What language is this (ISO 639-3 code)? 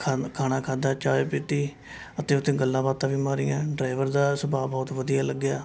pan